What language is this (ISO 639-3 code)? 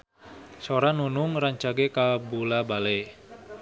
sun